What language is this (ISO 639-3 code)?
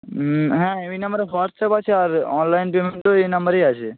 ben